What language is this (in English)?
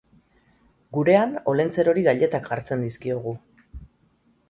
Basque